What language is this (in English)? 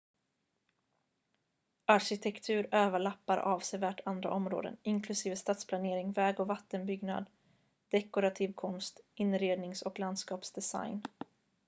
Swedish